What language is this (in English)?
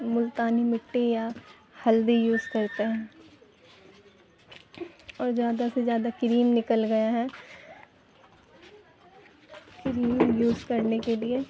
Urdu